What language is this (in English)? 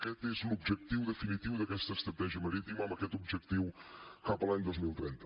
Catalan